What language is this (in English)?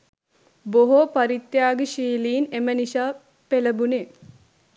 Sinhala